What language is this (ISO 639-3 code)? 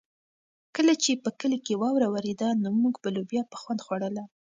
pus